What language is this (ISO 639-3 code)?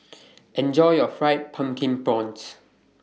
eng